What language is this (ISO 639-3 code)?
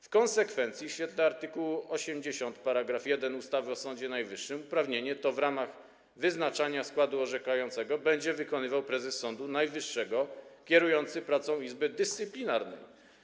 pol